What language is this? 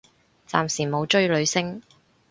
Cantonese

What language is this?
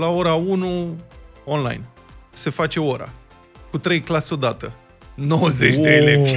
Romanian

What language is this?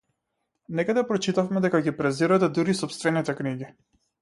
Macedonian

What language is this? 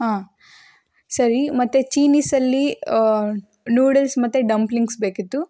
Kannada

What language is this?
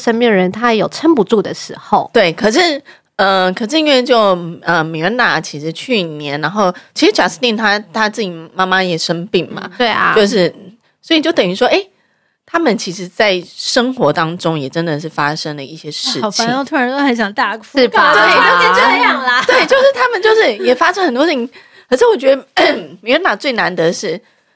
Chinese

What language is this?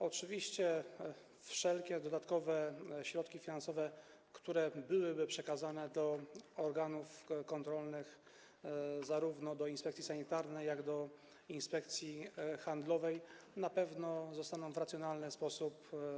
Polish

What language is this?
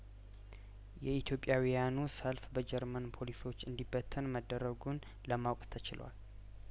Amharic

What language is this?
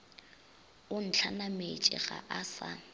Northern Sotho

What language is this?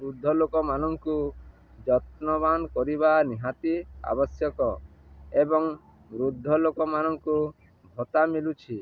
Odia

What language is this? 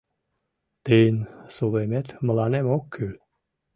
Mari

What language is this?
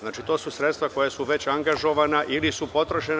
Serbian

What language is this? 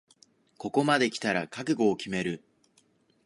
Japanese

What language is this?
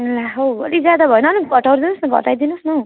Nepali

